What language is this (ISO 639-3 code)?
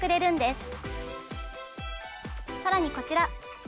jpn